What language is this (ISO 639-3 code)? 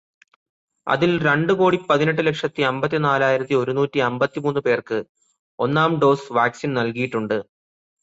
mal